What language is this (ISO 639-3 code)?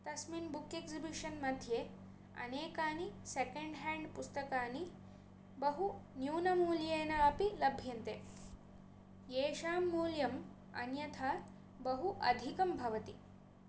san